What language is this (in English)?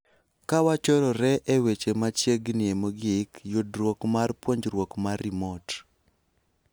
Luo (Kenya and Tanzania)